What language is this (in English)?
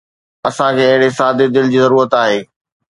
Sindhi